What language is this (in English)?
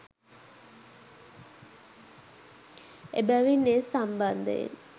Sinhala